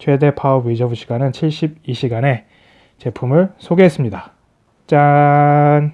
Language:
Korean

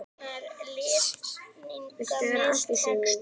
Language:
Icelandic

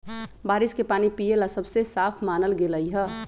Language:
Magahi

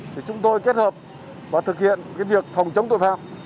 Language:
Vietnamese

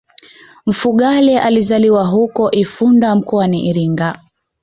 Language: Swahili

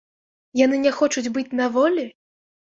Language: Belarusian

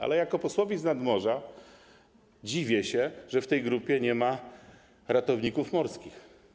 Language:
Polish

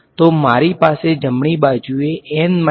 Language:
Gujarati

